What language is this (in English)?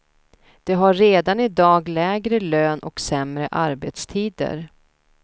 Swedish